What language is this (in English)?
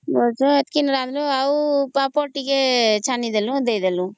Odia